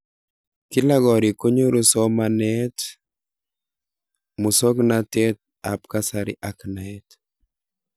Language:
Kalenjin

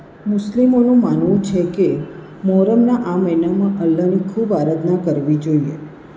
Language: Gujarati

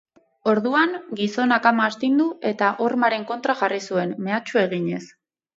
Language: Basque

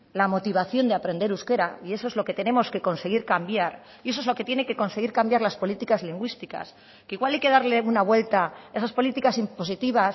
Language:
Spanish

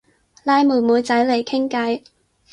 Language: Cantonese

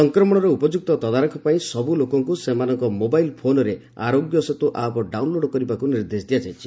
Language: Odia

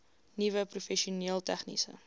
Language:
Afrikaans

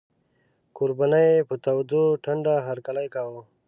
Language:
Pashto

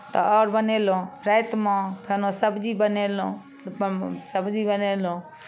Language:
Maithili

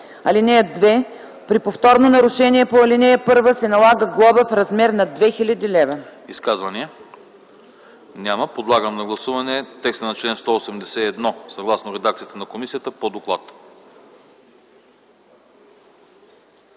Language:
Bulgarian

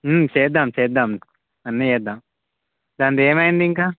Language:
Telugu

